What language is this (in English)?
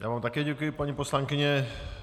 Czech